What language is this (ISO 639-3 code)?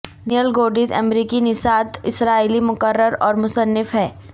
urd